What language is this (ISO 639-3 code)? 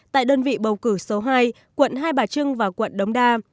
vie